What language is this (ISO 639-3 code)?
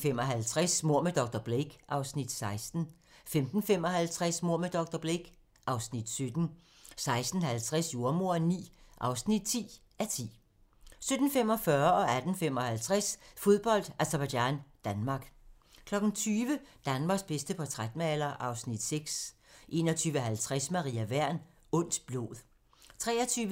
dan